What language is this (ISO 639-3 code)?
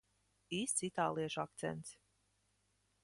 lav